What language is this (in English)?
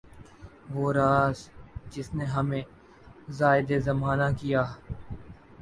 Urdu